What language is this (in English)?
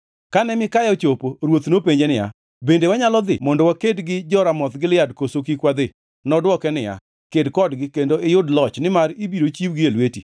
Luo (Kenya and Tanzania)